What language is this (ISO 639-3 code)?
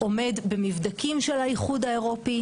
heb